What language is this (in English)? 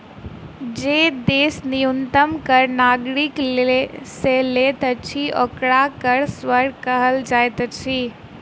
Maithili